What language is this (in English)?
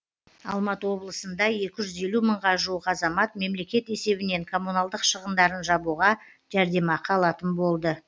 Kazakh